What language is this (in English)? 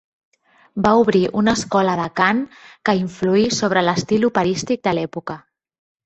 Catalan